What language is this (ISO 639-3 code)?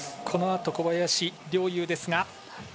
jpn